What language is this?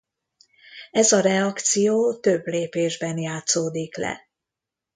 Hungarian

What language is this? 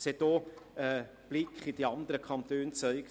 Swiss German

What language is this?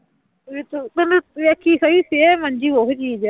Punjabi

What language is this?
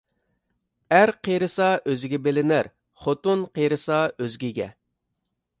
Uyghur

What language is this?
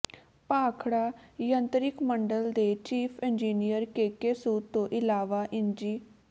Punjabi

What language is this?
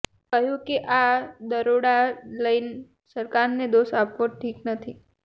Gujarati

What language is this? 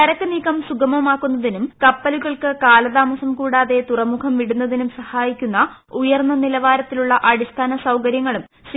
Malayalam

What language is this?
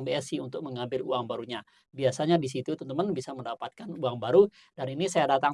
Indonesian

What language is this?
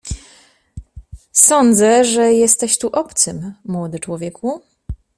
Polish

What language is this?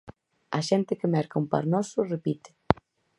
Galician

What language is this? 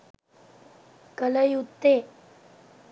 Sinhala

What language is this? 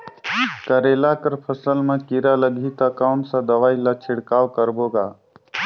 Chhattisgarhi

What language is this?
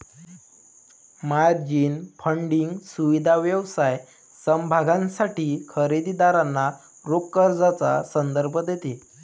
Marathi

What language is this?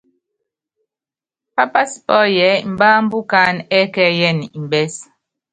Yangben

